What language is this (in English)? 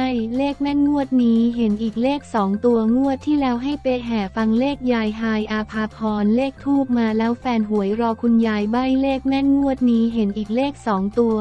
Thai